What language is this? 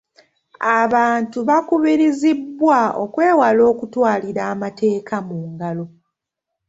Ganda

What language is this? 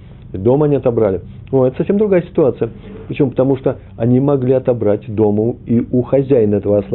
Russian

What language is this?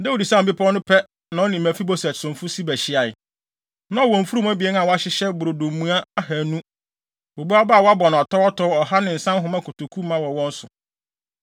Akan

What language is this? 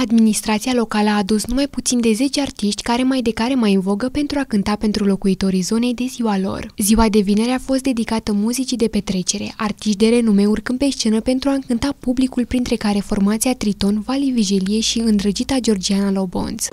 Romanian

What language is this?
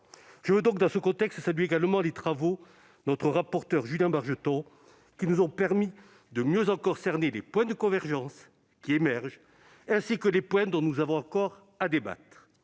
French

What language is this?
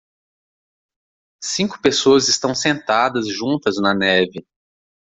Portuguese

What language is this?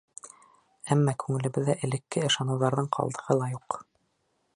Bashkir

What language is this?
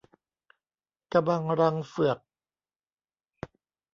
Thai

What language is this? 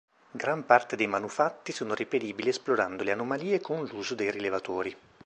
Italian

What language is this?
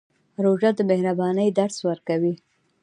Pashto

